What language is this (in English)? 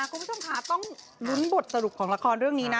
Thai